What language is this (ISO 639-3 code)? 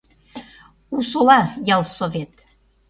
chm